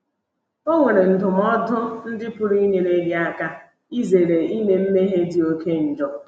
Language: Igbo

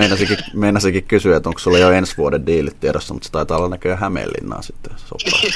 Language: Finnish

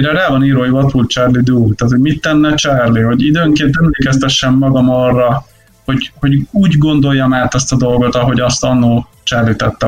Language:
Hungarian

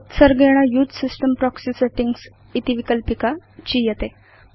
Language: Sanskrit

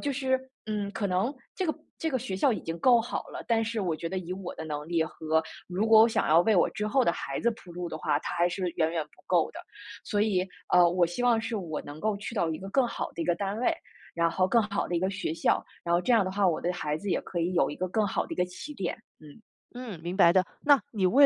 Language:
Chinese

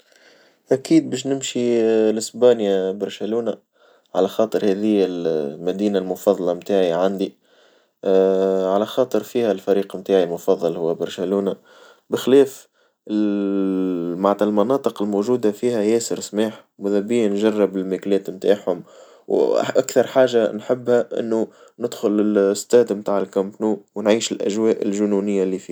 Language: Tunisian Arabic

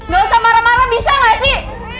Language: Indonesian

